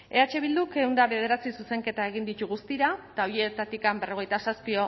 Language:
Basque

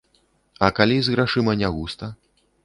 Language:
Belarusian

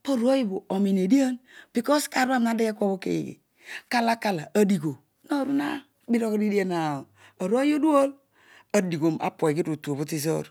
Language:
Odual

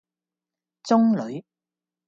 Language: Cantonese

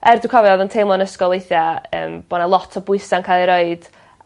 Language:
Welsh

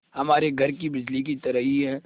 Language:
Hindi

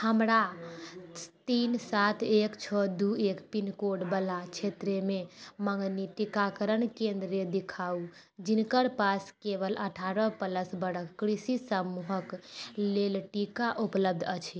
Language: Maithili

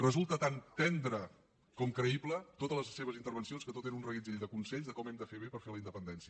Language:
Catalan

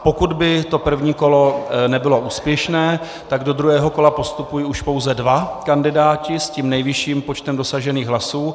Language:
Czech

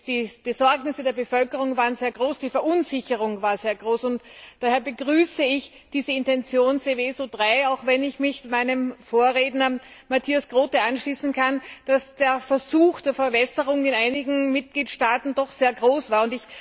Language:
German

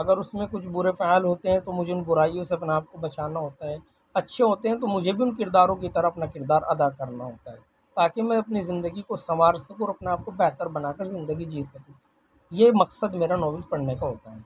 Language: Urdu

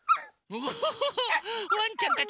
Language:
Japanese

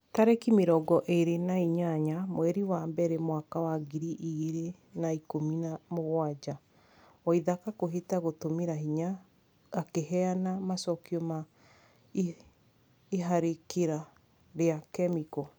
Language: Kikuyu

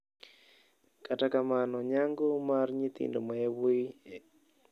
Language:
Luo (Kenya and Tanzania)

